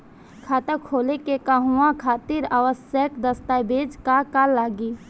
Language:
Bhojpuri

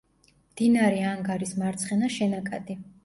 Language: Georgian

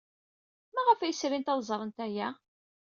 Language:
Kabyle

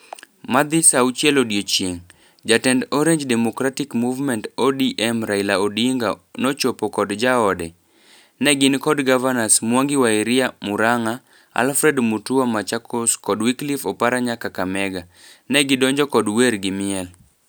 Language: Luo (Kenya and Tanzania)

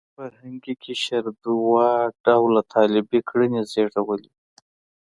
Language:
Pashto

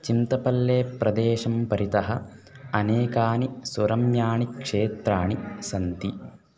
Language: Sanskrit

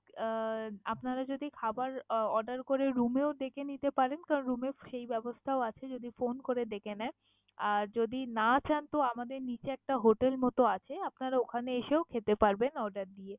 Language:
Bangla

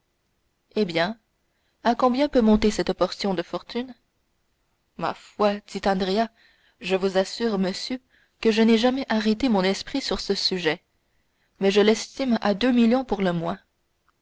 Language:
French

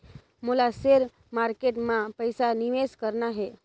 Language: Chhattisgarhi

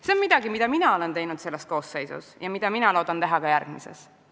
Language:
Estonian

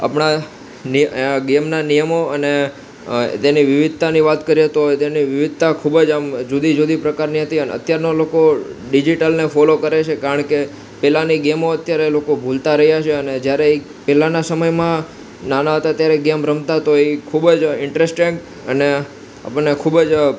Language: Gujarati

